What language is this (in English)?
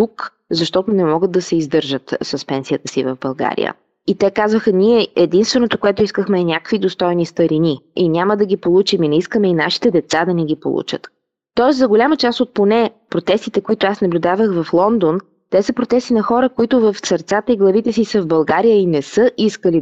Bulgarian